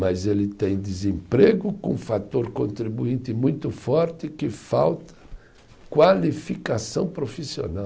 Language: Portuguese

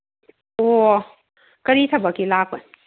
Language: Manipuri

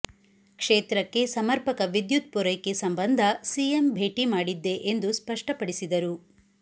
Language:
Kannada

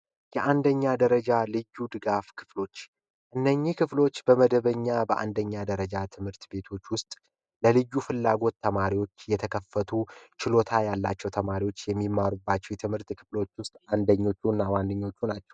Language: Amharic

